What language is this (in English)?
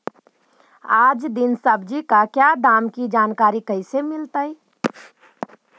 Magahi